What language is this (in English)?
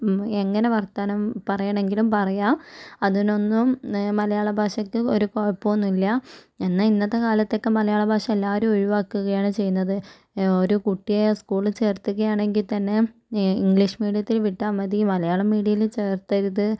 Malayalam